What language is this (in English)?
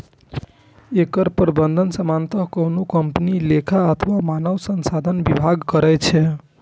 Maithili